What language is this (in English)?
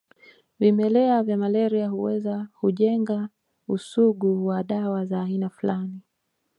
Swahili